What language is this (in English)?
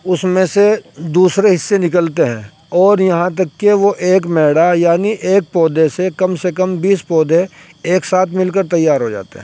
Urdu